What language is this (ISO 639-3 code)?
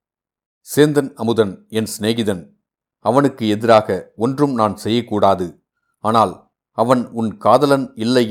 tam